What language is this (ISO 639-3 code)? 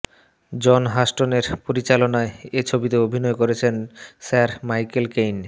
ben